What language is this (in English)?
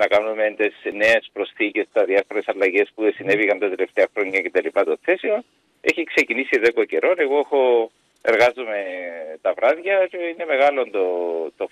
Greek